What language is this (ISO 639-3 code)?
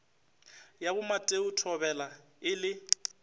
nso